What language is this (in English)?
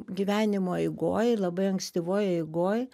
Lithuanian